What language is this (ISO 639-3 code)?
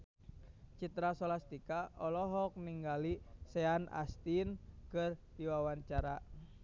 sun